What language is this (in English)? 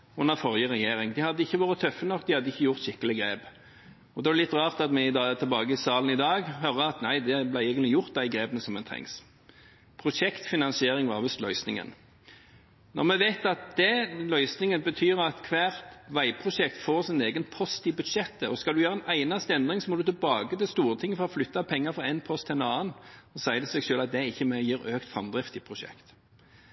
Norwegian Bokmål